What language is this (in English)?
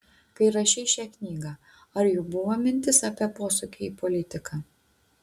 Lithuanian